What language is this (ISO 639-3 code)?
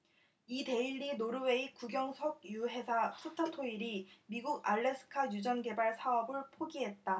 kor